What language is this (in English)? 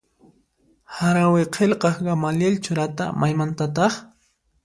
Puno Quechua